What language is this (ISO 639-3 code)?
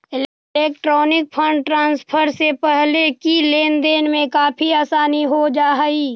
mag